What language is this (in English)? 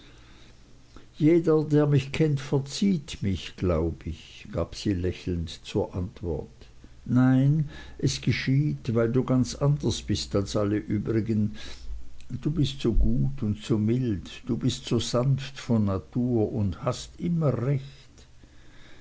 German